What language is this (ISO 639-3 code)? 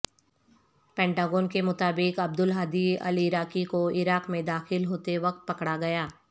urd